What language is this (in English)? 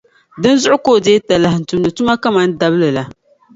Dagbani